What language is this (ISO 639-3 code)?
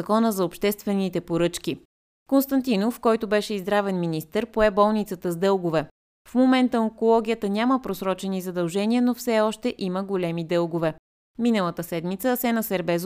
bul